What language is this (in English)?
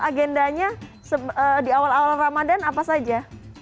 Indonesian